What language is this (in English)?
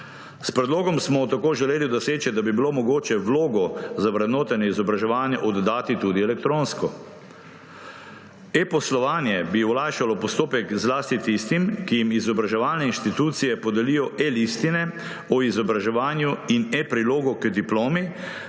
Slovenian